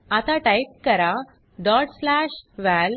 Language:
Marathi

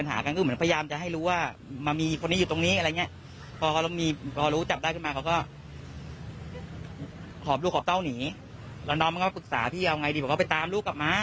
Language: Thai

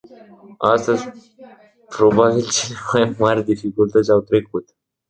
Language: Romanian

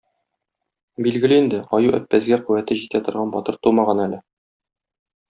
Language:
Tatar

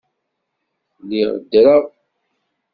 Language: Kabyle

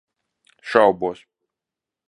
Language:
Latvian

